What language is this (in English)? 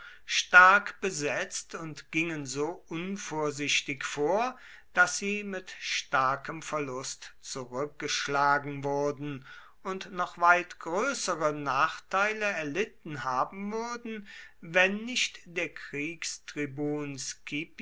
German